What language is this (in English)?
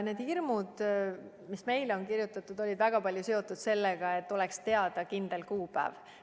Estonian